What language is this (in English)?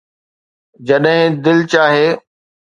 Sindhi